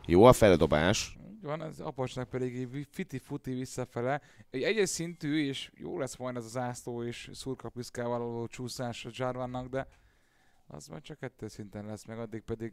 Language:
Hungarian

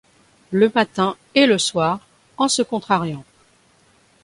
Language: French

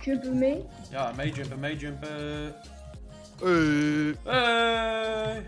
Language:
Dutch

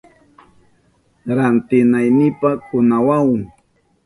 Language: Southern Pastaza Quechua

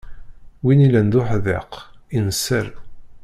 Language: Kabyle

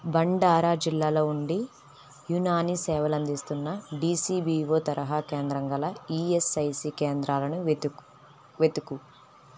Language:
Telugu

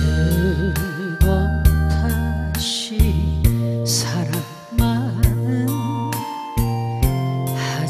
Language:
Korean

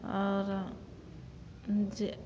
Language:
Maithili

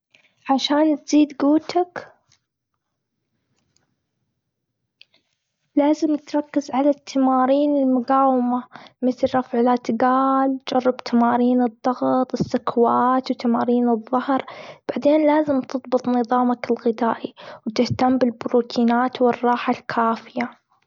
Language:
Gulf Arabic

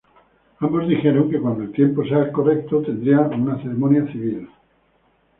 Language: Spanish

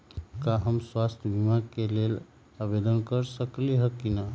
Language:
Magahi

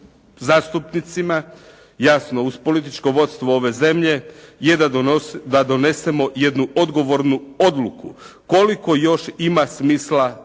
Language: Croatian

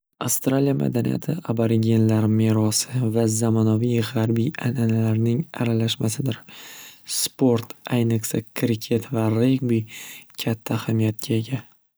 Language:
Uzbek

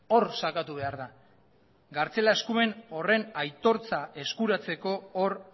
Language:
Basque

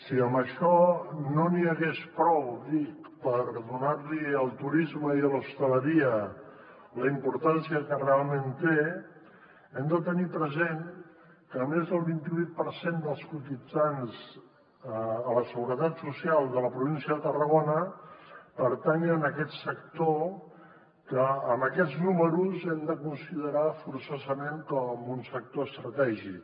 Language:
Catalan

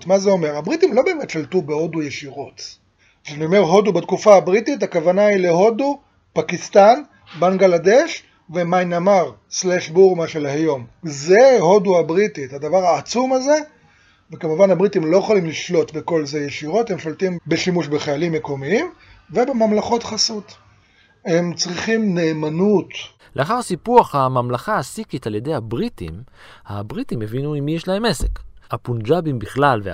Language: Hebrew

